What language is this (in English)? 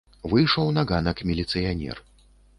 Belarusian